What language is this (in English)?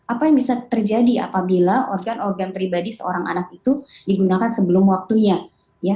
Indonesian